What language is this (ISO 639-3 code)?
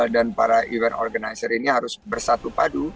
ind